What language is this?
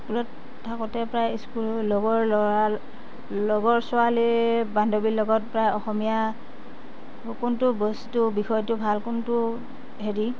Assamese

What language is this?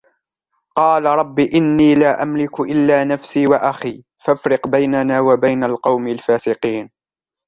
Arabic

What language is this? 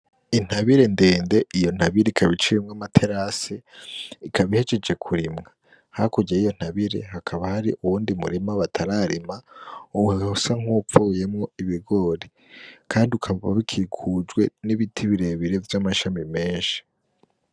Rundi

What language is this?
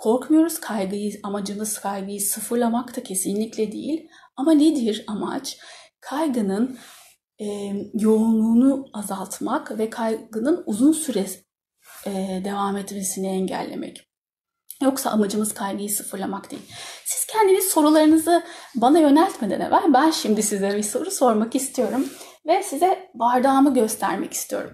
Turkish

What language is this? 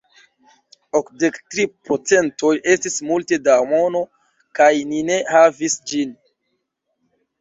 Esperanto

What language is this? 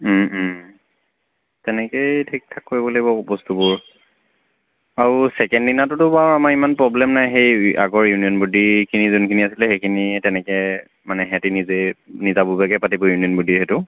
Assamese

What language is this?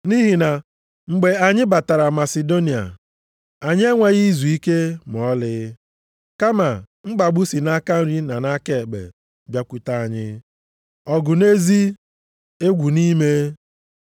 Igbo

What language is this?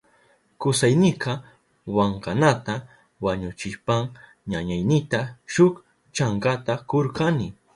Southern Pastaza Quechua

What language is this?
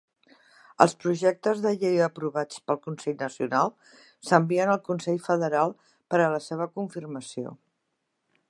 Catalan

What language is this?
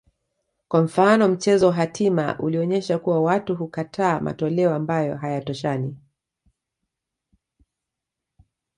Swahili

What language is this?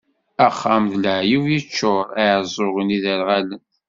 Kabyle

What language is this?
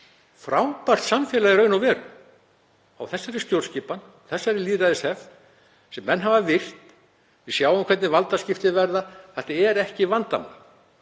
Icelandic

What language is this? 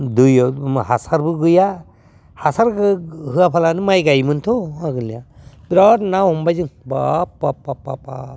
Bodo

